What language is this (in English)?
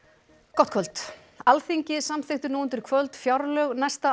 Icelandic